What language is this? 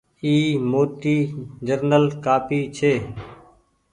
Goaria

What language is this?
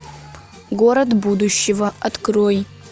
Russian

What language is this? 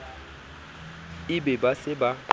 Southern Sotho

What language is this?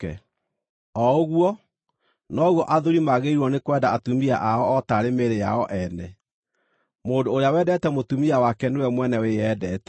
Kikuyu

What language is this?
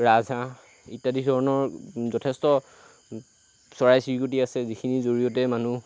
Assamese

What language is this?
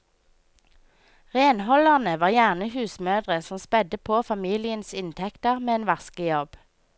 Norwegian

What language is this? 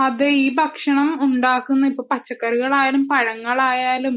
Malayalam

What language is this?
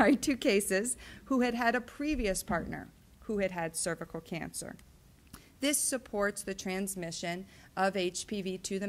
English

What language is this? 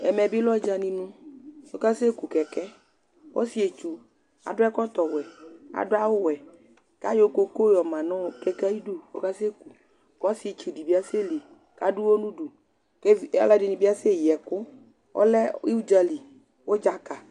Ikposo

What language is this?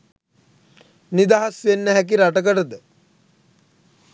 Sinhala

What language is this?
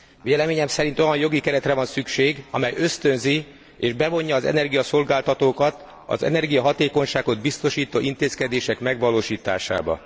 Hungarian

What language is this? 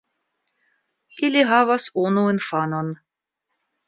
Esperanto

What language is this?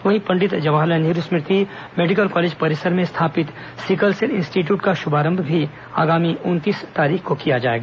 Hindi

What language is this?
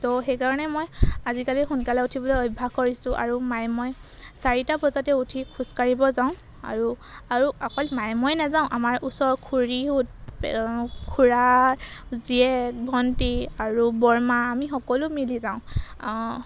Assamese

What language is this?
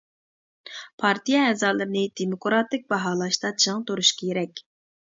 Uyghur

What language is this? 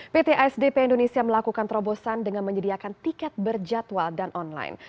Indonesian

